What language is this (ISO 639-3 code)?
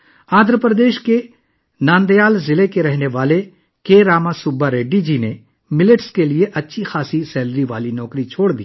urd